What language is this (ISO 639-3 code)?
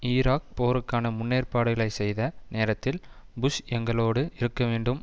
tam